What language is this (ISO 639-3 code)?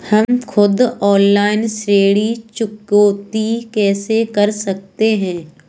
hin